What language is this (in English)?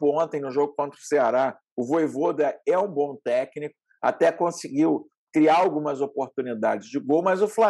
Portuguese